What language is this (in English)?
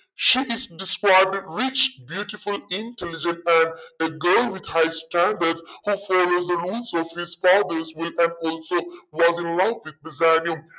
Malayalam